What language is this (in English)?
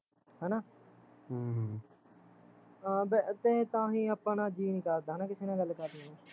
Punjabi